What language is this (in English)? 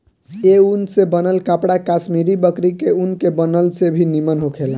Bhojpuri